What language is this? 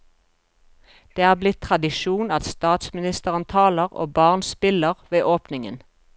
Norwegian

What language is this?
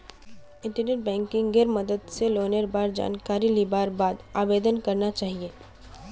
Magahi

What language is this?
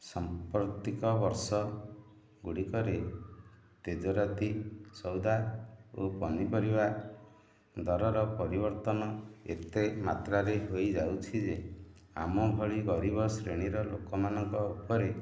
Odia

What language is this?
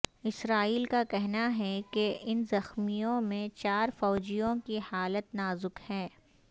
Urdu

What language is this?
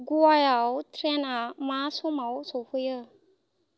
Bodo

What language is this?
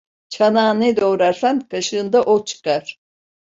Turkish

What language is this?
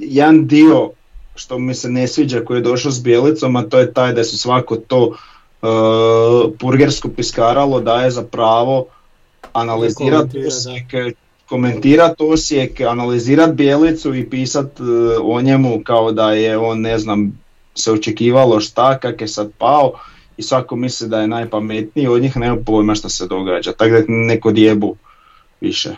Croatian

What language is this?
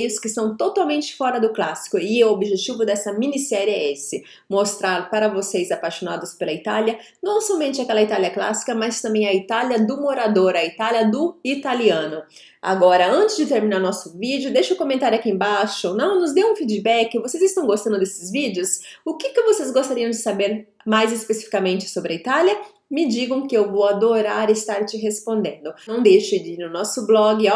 Portuguese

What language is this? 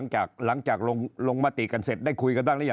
Thai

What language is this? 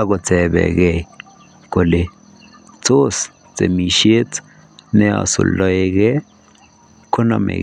Kalenjin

